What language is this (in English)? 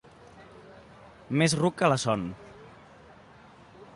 Catalan